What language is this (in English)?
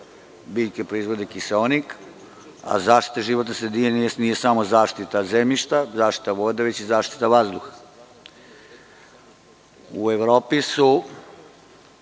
Serbian